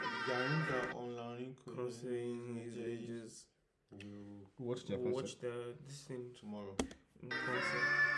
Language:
Turkish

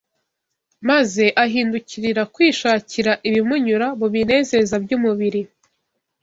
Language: Kinyarwanda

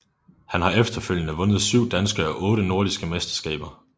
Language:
Danish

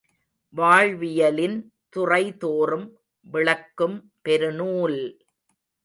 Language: Tamil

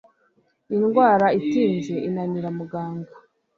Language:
Kinyarwanda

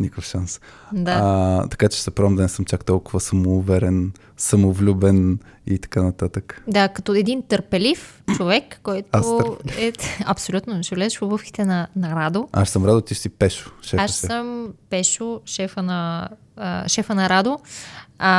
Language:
Bulgarian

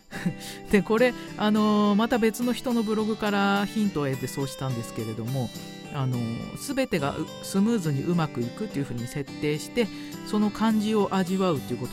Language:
Japanese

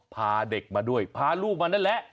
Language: Thai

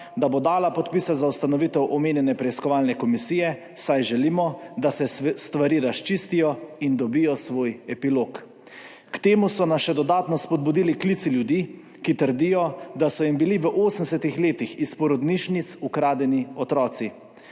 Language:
Slovenian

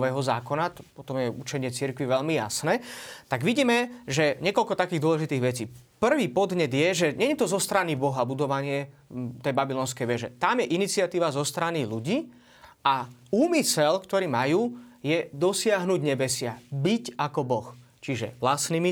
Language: Slovak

